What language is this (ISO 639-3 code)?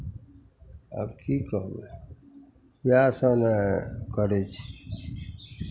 mai